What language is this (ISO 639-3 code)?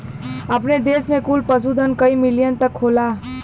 bho